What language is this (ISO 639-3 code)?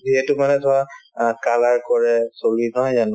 asm